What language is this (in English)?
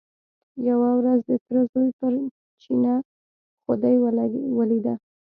Pashto